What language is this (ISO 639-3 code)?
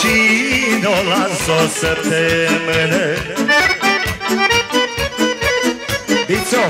ron